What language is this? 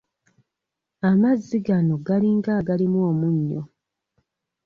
Ganda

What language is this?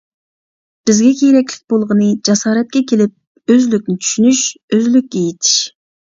Uyghur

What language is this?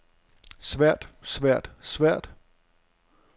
Danish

